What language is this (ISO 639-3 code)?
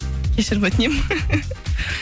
kaz